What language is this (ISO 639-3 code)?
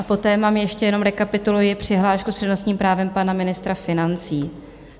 ces